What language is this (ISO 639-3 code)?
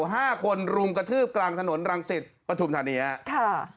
tha